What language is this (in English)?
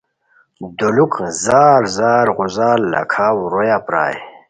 Khowar